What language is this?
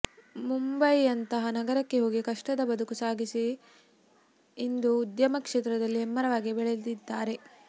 Kannada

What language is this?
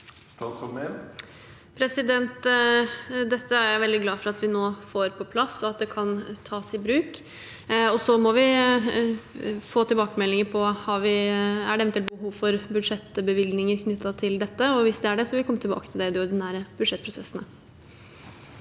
Norwegian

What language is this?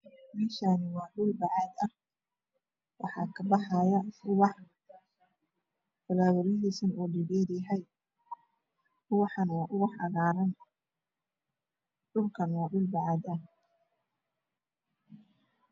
Somali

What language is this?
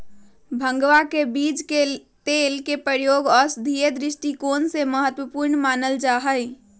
Magahi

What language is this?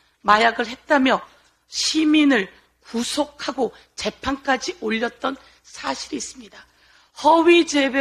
Korean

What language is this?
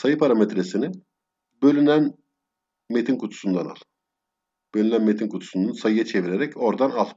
Turkish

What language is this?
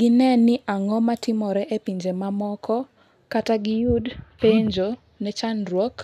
Luo (Kenya and Tanzania)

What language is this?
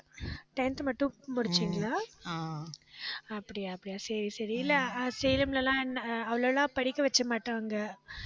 Tamil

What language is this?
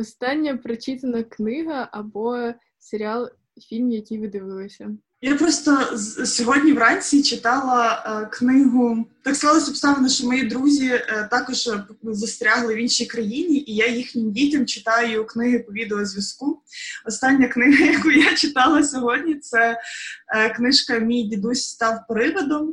Ukrainian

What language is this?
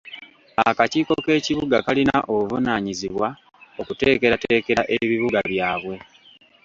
Ganda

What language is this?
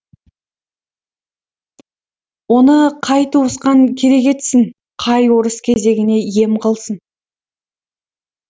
Kazakh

